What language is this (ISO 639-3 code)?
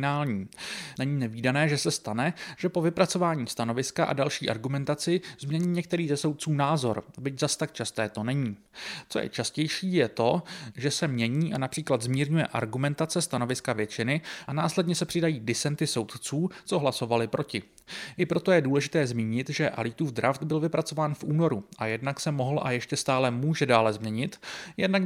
ces